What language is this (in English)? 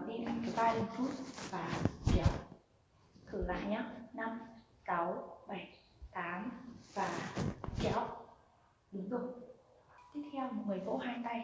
Vietnamese